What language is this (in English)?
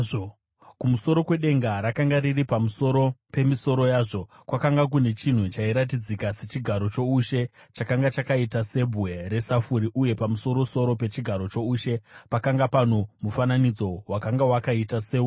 Shona